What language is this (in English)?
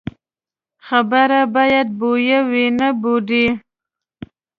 Pashto